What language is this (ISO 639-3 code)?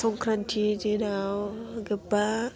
brx